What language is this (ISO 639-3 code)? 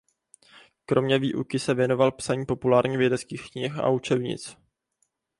ces